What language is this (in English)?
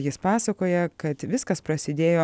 Lithuanian